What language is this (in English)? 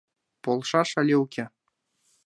Mari